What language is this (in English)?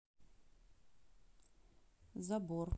Russian